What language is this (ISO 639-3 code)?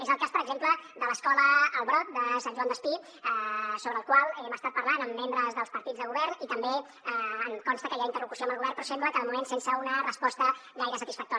cat